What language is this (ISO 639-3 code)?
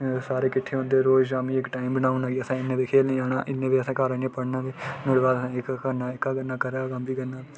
doi